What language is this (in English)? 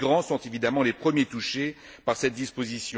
French